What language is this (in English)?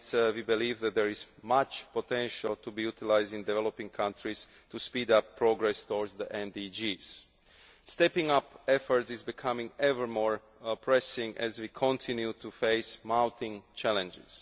English